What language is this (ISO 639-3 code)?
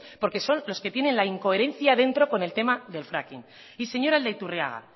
spa